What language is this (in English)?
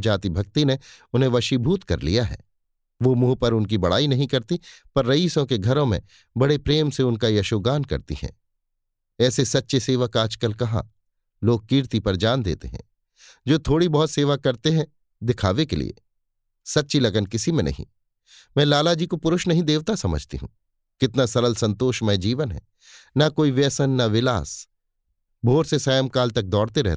Hindi